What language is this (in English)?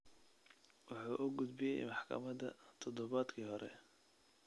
Somali